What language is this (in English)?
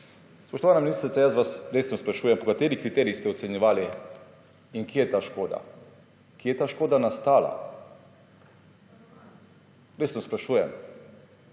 Slovenian